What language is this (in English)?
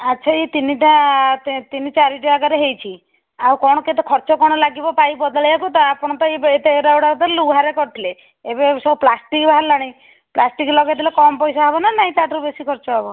Odia